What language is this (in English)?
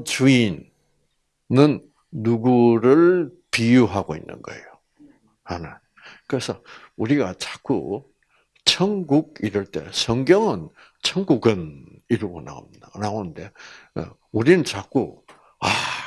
Korean